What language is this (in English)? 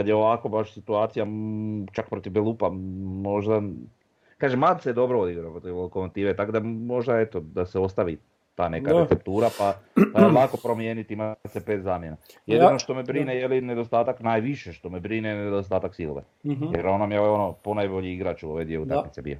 Croatian